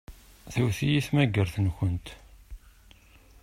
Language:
Kabyle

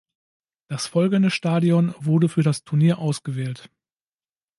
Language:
German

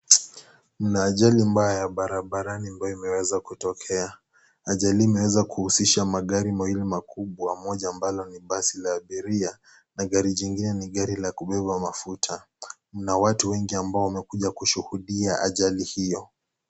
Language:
Swahili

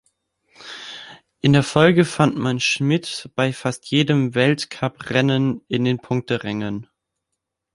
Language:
German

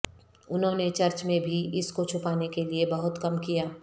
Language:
Urdu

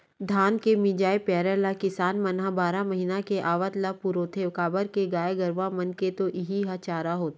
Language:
Chhattisgarhi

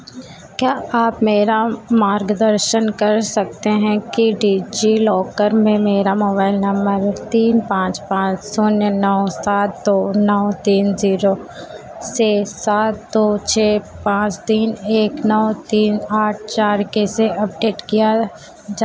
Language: Hindi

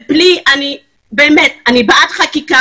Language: Hebrew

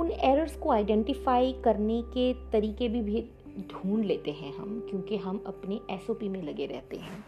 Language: Hindi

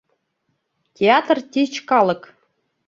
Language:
Mari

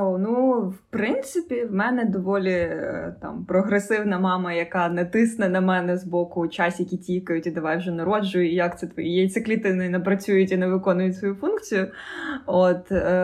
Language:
Ukrainian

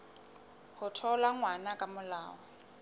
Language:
Southern Sotho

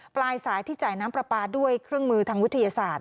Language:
Thai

